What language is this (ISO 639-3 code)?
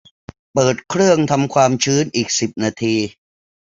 tha